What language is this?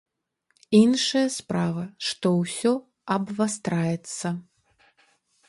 Belarusian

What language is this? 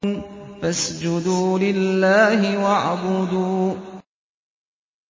Arabic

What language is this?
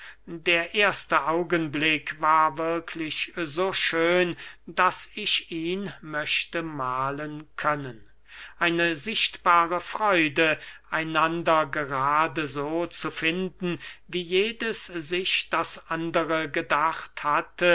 German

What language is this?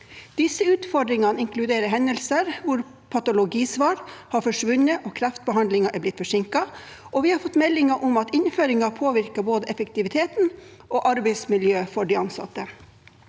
Norwegian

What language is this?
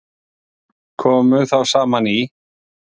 Icelandic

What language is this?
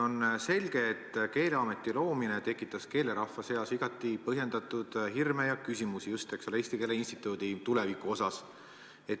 Estonian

